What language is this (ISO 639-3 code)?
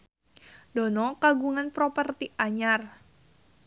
sun